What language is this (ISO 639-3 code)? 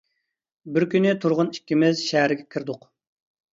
uig